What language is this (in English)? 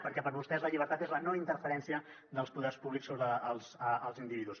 Catalan